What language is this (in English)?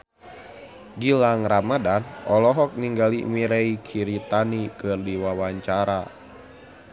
Sundanese